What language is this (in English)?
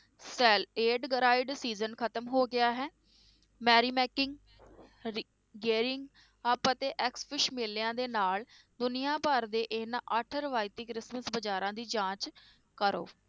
Punjabi